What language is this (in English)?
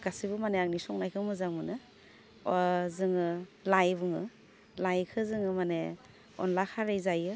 Bodo